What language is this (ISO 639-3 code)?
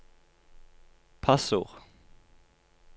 nor